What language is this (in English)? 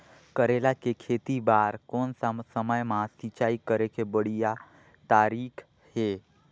Chhattisgarhi